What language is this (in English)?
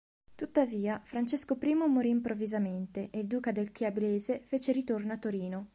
Italian